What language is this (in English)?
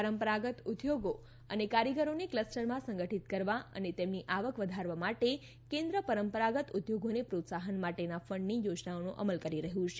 Gujarati